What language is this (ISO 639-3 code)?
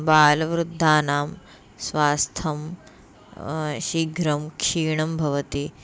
san